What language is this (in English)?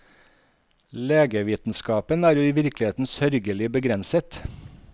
Norwegian